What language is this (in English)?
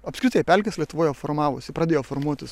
Lithuanian